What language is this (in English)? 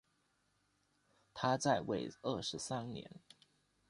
Chinese